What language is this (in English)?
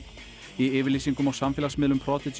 Icelandic